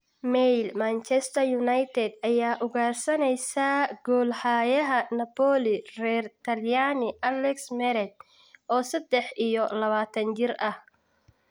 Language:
Somali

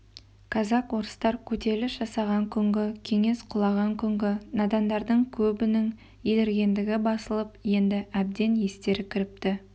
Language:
Kazakh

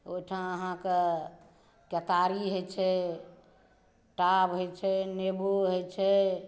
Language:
Maithili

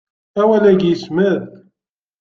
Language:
Kabyle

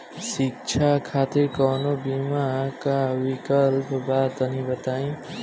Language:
Bhojpuri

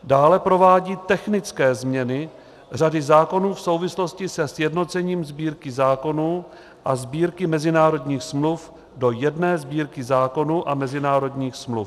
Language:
Czech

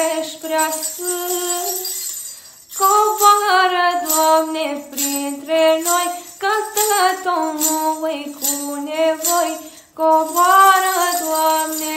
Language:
Romanian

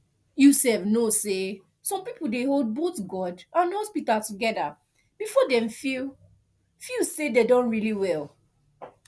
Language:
Nigerian Pidgin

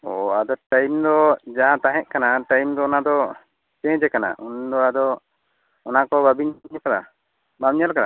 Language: Santali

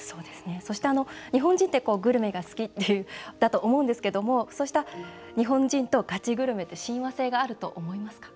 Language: Japanese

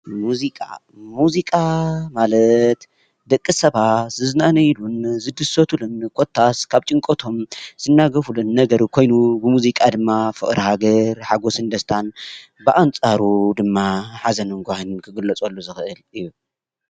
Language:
Tigrinya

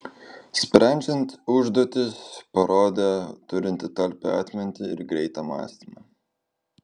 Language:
Lithuanian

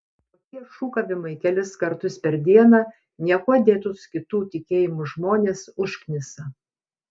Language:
Lithuanian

